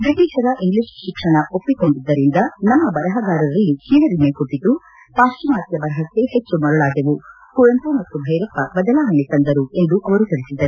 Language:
Kannada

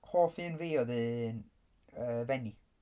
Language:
Welsh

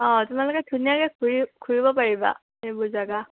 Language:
Assamese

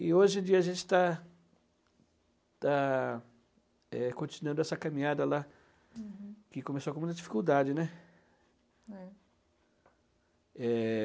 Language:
Portuguese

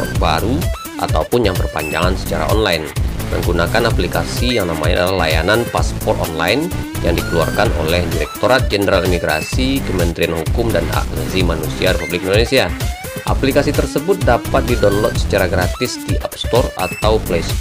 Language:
Indonesian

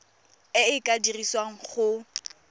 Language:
Tswana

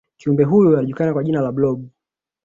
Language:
Swahili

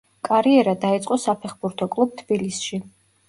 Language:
Georgian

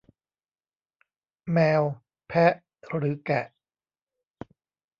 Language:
Thai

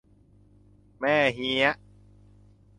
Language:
Thai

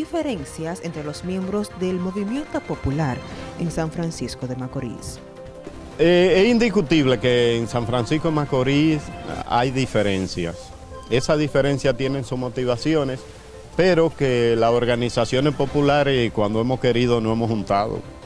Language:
Spanish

